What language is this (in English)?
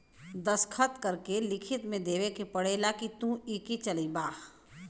Bhojpuri